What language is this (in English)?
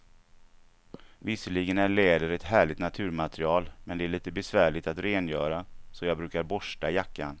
Swedish